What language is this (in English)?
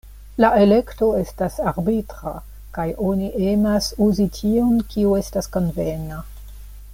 Esperanto